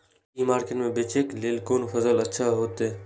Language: Maithili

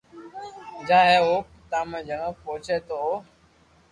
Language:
Loarki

